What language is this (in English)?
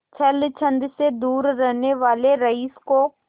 Hindi